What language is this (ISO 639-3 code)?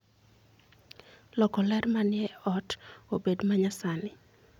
luo